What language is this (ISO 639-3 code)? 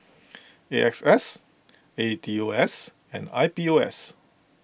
eng